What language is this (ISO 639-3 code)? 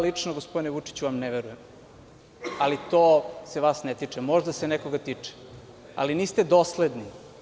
srp